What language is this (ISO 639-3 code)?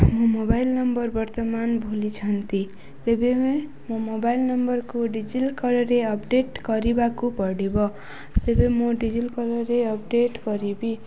ori